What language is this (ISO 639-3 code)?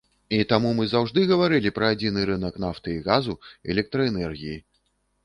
bel